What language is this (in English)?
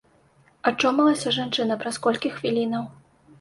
Belarusian